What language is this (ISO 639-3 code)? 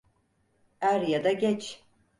tur